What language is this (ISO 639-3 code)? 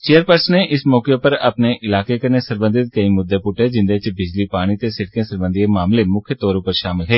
doi